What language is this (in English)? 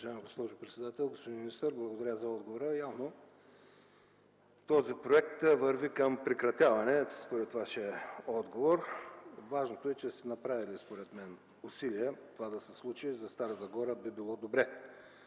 Bulgarian